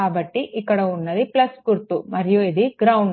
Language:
Telugu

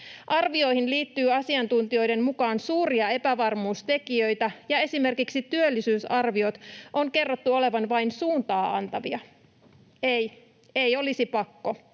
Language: Finnish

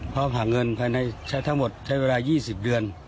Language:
Thai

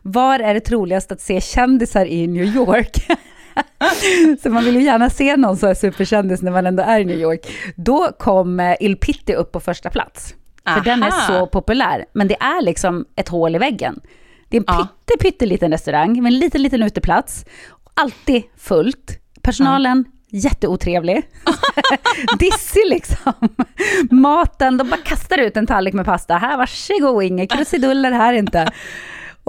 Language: Swedish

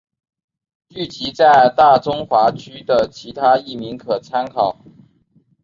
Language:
Chinese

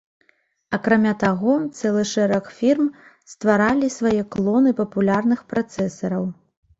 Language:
Belarusian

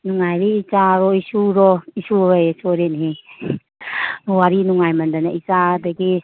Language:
Manipuri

